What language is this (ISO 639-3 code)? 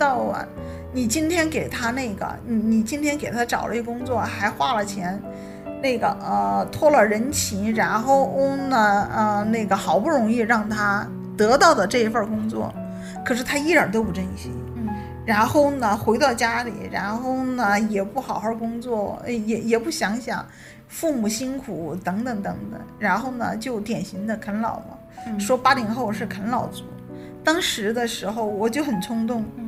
zho